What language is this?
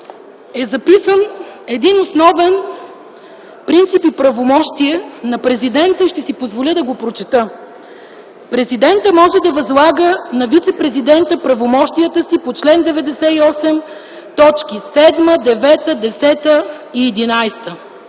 Bulgarian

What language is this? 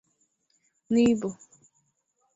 Igbo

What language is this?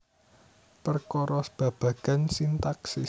Javanese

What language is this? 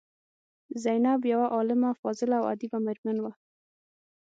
Pashto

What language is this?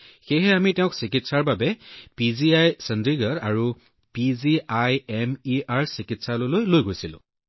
Assamese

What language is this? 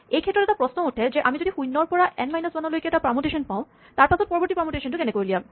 Assamese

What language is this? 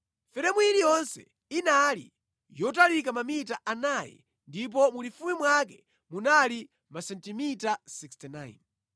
Nyanja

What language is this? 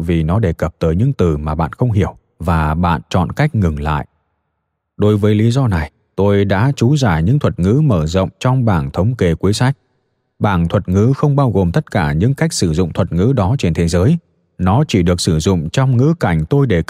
Vietnamese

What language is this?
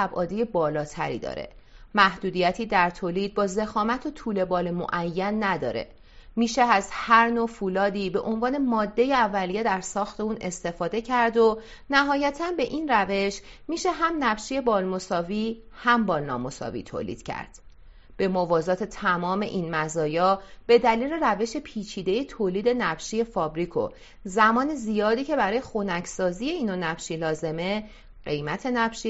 Persian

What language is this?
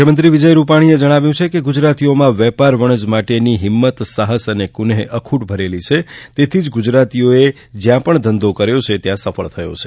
Gujarati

